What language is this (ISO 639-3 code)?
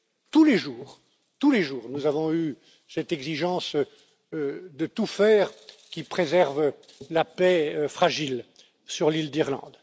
fra